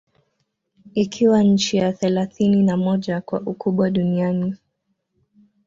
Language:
Swahili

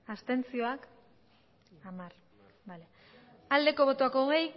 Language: Basque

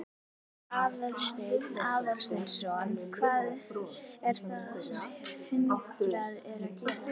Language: Icelandic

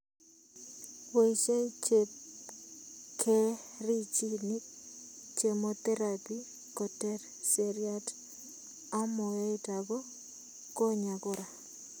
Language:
Kalenjin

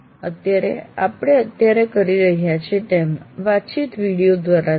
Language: Gujarati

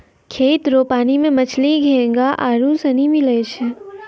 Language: Maithili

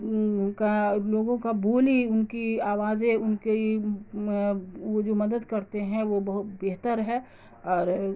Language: Urdu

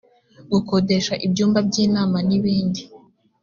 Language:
Kinyarwanda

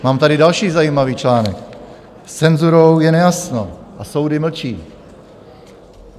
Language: Czech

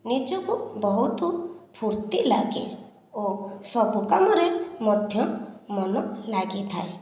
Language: Odia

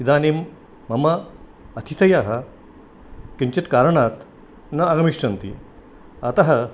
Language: Sanskrit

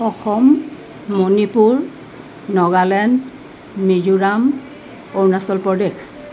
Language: Assamese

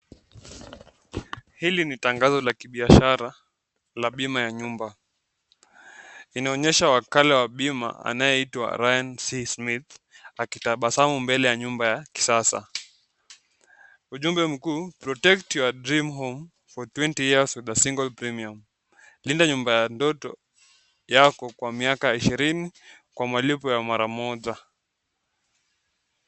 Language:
Swahili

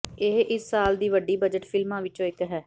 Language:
Punjabi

